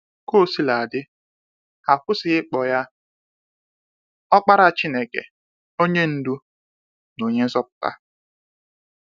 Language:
Igbo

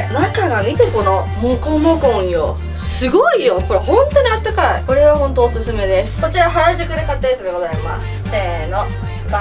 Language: Japanese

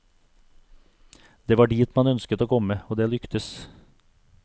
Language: Norwegian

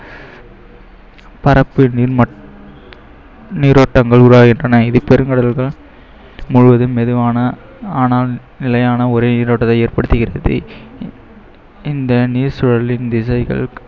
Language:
Tamil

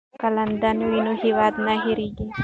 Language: Pashto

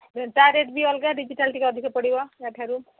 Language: Odia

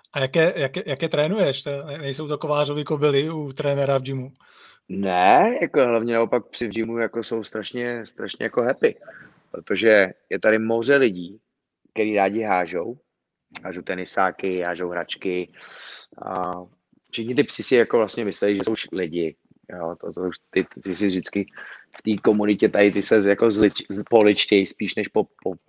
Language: Czech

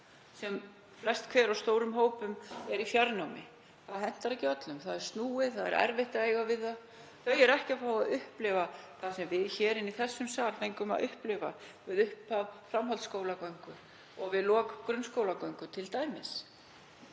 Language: Icelandic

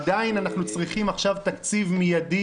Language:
Hebrew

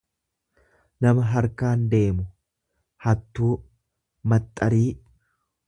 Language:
Oromo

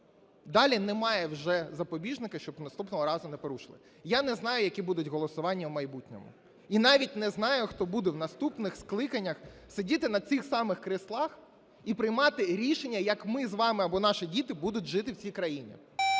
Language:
Ukrainian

